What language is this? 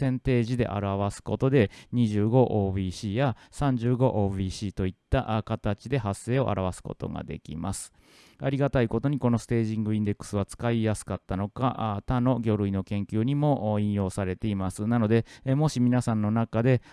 Japanese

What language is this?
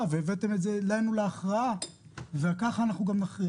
Hebrew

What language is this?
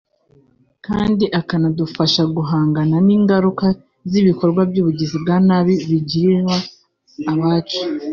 Kinyarwanda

